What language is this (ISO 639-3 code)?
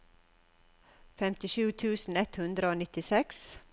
nor